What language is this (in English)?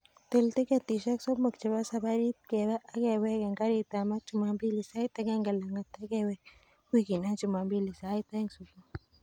Kalenjin